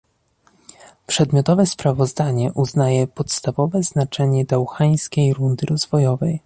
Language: Polish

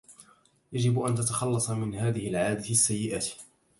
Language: Arabic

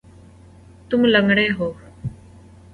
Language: Urdu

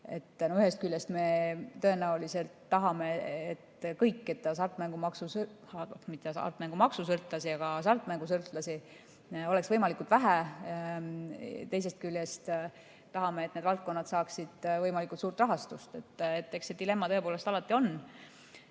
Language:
Estonian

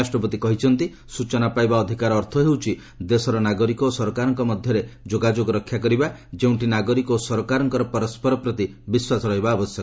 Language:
Odia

